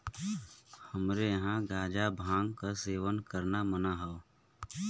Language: Bhojpuri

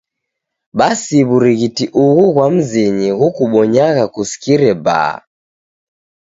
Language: Taita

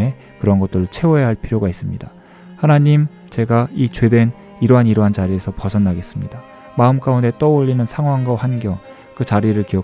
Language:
Korean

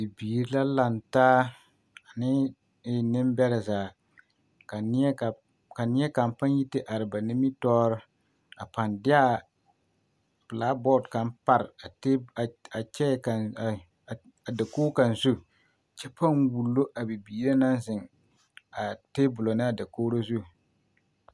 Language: Southern Dagaare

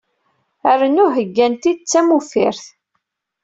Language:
Kabyle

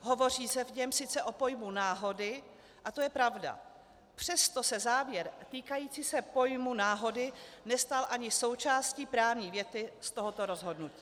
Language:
Czech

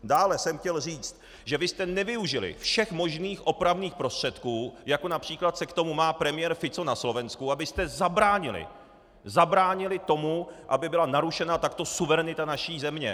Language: Czech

